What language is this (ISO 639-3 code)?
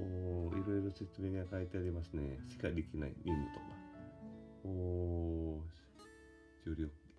jpn